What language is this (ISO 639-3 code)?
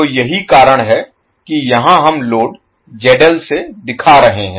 hin